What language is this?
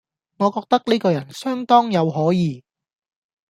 Cantonese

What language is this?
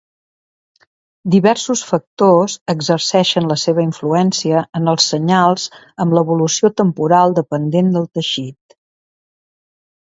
Catalan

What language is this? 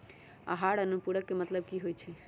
Magahi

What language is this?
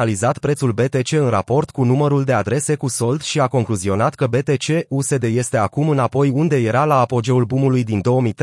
Romanian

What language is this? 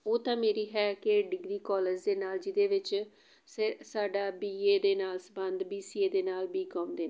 Punjabi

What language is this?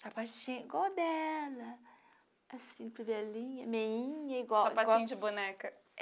Portuguese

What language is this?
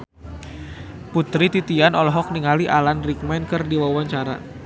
Sundanese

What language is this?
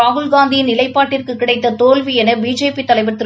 Tamil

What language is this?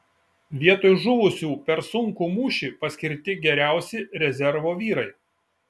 Lithuanian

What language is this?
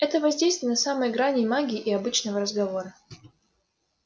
Russian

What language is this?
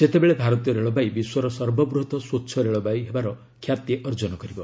Odia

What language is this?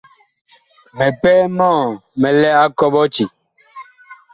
Bakoko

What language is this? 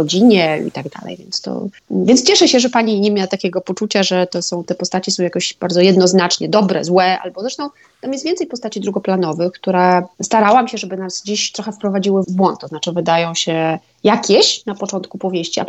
Polish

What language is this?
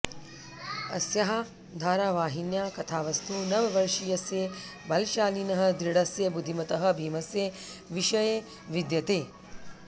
Sanskrit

